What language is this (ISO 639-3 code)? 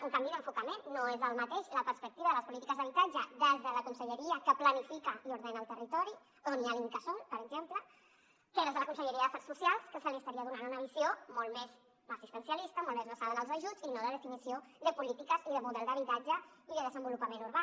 cat